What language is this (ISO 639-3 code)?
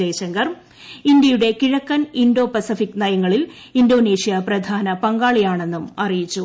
mal